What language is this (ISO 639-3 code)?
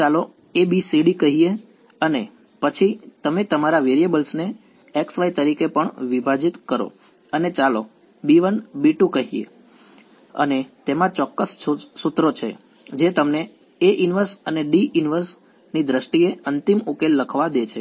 guj